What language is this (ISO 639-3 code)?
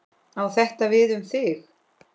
isl